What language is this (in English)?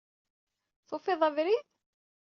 Kabyle